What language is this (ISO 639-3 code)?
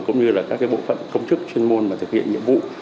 vie